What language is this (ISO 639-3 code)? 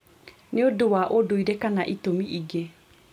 kik